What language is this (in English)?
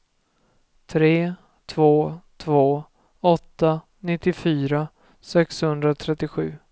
Swedish